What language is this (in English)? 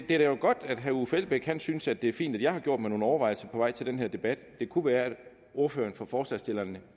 Danish